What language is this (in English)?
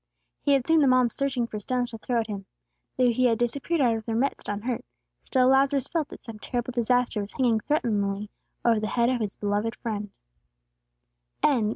English